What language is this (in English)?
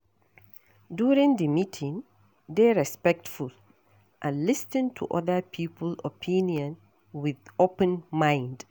Nigerian Pidgin